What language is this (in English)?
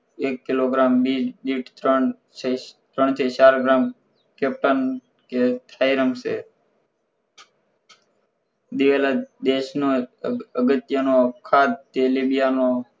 Gujarati